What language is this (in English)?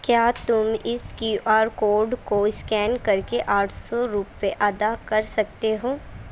Urdu